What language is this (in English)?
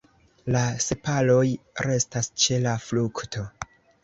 Esperanto